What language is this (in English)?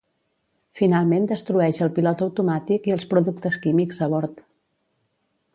Catalan